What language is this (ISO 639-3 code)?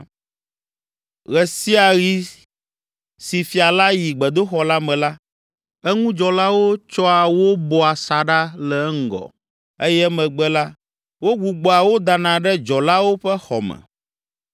ewe